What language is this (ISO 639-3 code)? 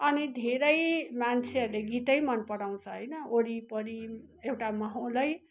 nep